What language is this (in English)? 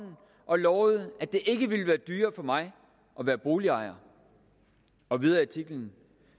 Danish